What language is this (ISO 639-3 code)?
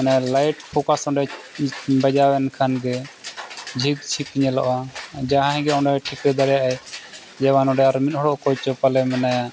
sat